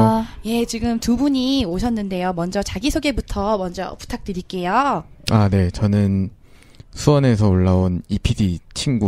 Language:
Korean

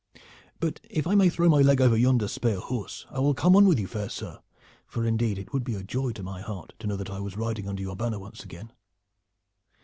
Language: English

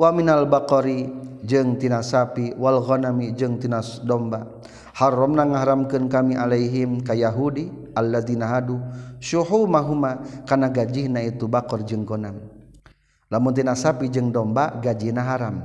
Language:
Malay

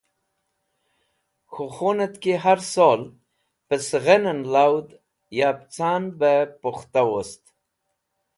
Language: Wakhi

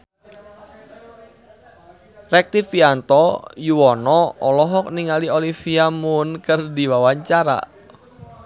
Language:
Sundanese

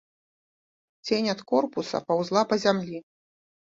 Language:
Belarusian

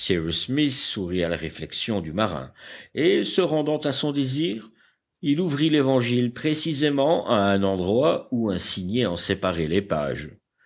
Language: French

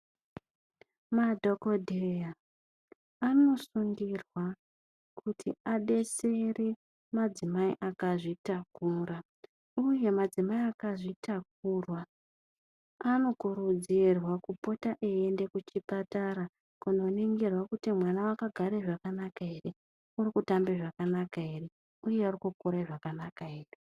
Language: Ndau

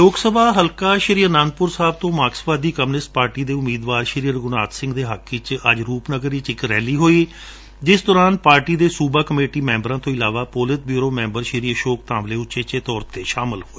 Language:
Punjabi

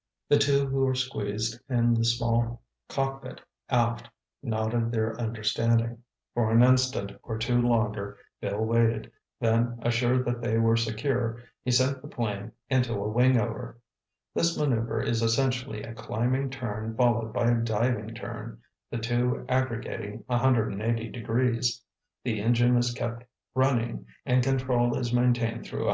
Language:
English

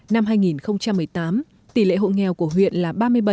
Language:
Vietnamese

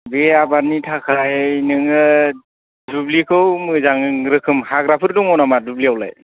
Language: Bodo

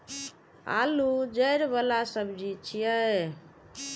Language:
Maithili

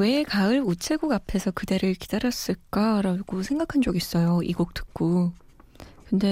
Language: Korean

